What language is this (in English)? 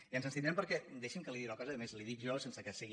Catalan